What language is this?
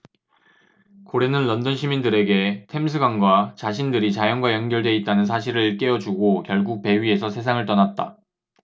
Korean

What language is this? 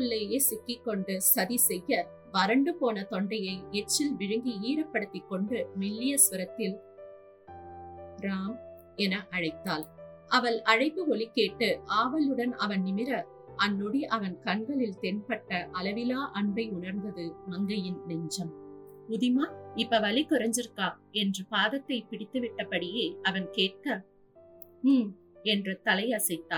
Tamil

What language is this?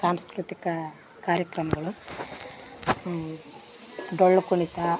Kannada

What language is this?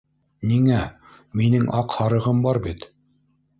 Bashkir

